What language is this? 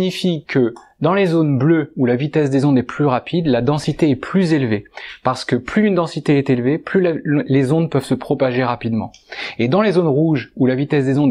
French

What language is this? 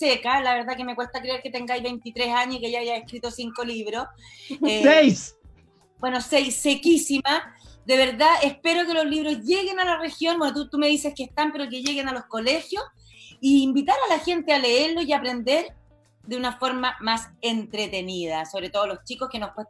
Spanish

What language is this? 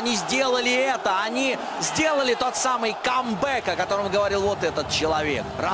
Russian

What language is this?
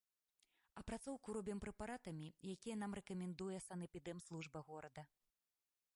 Belarusian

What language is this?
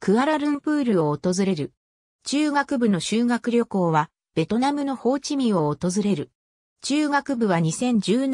Japanese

